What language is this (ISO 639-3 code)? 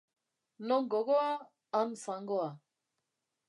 eus